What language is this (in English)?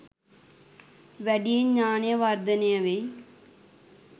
Sinhala